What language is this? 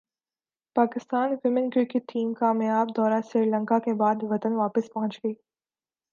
Urdu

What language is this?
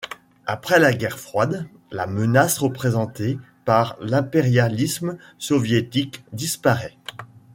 French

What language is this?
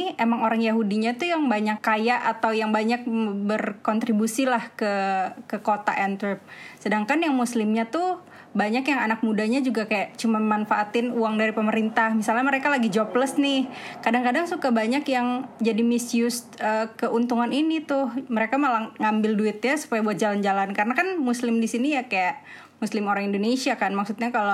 Indonesian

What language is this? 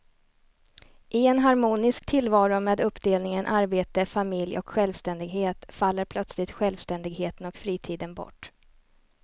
Swedish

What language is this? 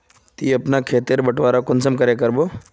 Magahi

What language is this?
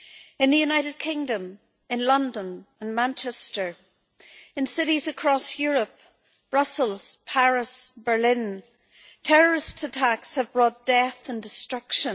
English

